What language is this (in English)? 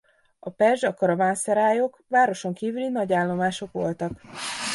Hungarian